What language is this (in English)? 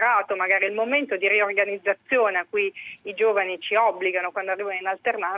Italian